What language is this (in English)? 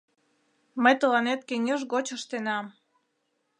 Mari